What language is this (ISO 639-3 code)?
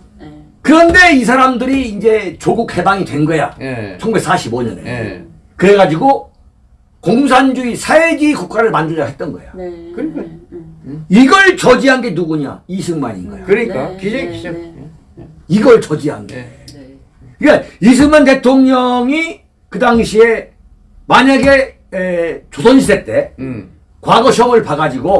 kor